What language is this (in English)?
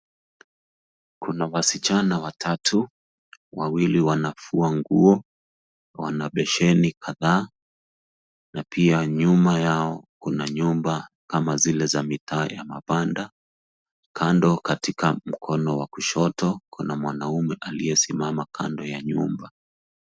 Swahili